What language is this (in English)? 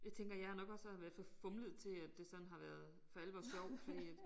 Danish